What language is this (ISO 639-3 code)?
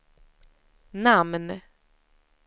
swe